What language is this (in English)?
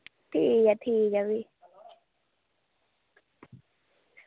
Dogri